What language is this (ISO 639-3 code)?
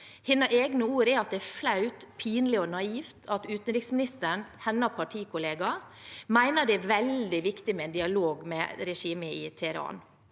nor